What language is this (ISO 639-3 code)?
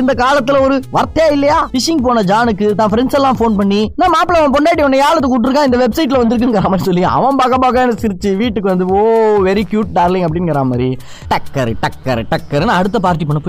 tam